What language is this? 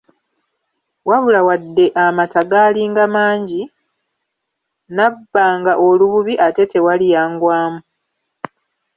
Ganda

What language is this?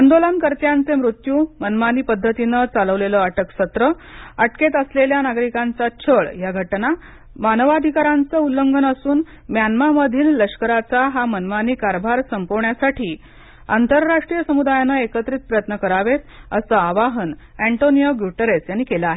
Marathi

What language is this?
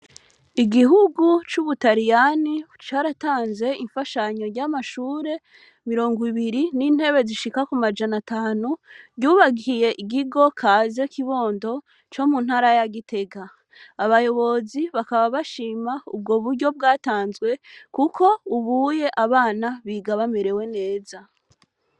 Rundi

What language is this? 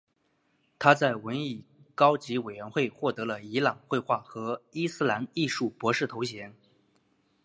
Chinese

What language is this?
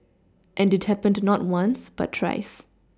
English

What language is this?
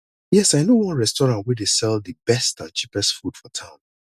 Nigerian Pidgin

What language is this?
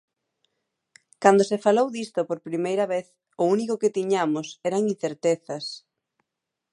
Galician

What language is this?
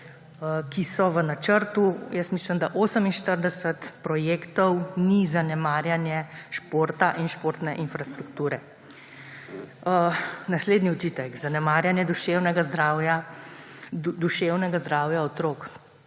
Slovenian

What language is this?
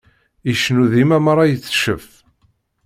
Kabyle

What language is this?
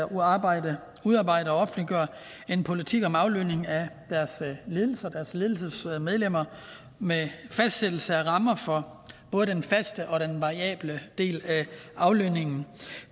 Danish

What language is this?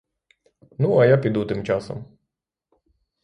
Ukrainian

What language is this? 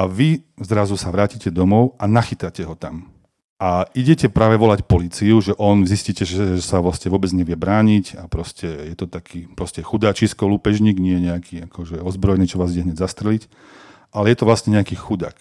Slovak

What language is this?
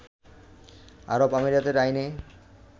Bangla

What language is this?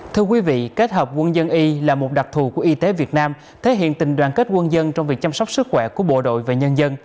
Vietnamese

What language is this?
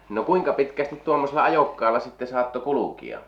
Finnish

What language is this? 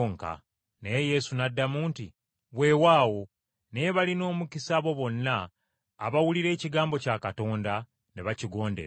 Ganda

